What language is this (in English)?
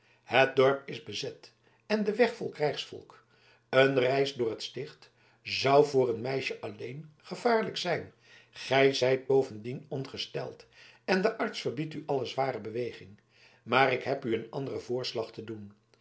Dutch